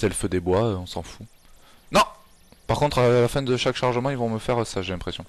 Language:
French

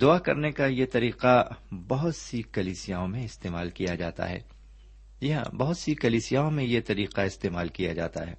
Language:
Urdu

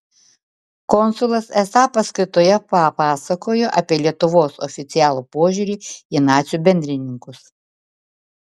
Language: Lithuanian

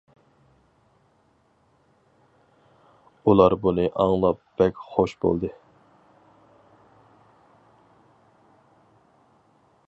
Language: Uyghur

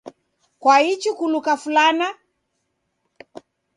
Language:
Taita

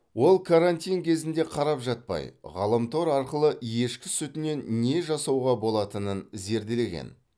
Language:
Kazakh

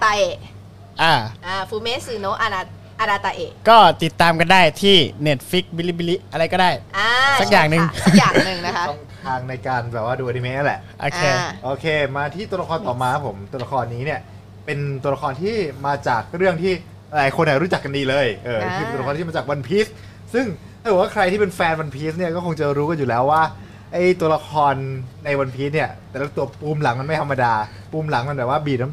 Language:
Thai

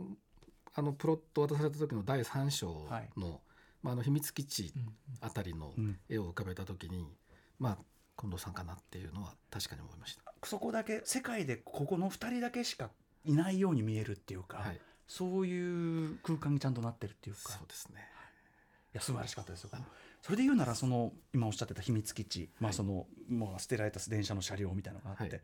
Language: Japanese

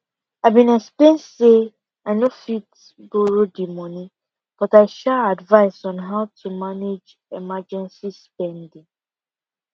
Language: Nigerian Pidgin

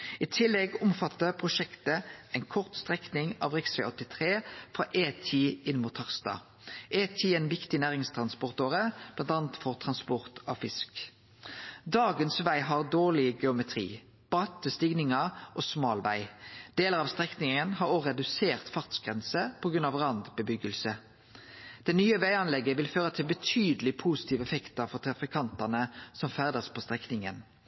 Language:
Norwegian Nynorsk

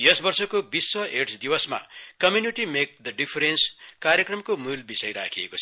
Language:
Nepali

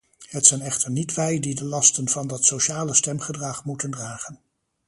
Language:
Dutch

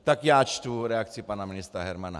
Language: Czech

